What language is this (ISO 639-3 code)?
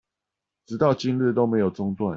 zho